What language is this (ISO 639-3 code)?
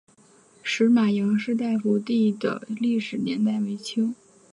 zho